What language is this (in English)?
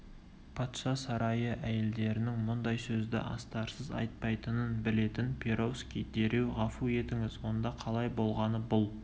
Kazakh